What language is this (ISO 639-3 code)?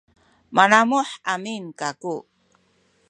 szy